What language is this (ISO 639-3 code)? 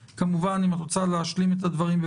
heb